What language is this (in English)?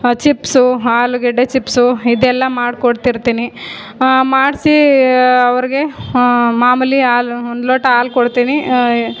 Kannada